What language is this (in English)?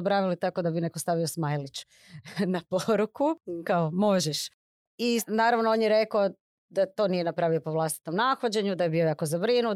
Croatian